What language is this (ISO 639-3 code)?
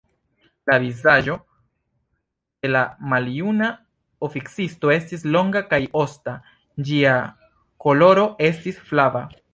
epo